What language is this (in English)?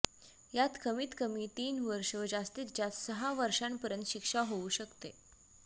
Marathi